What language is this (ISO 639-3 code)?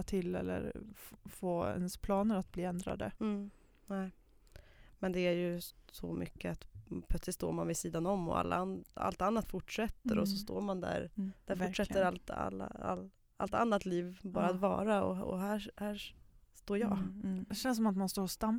swe